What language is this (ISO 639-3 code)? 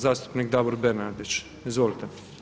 hrv